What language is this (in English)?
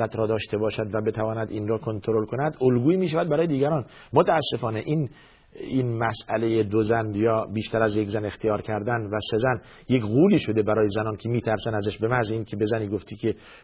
Persian